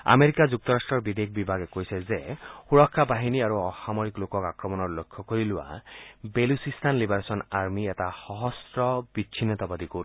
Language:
Assamese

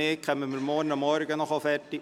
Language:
Swiss German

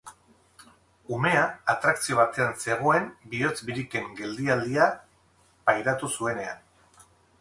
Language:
Basque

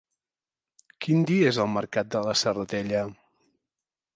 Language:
Catalan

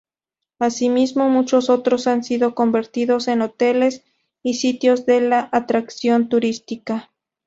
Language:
Spanish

